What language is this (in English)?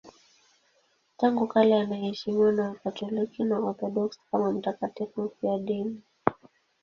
Swahili